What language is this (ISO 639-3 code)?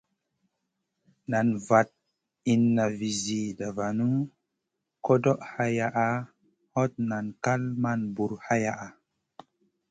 mcn